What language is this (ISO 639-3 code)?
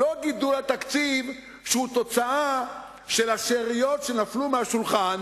heb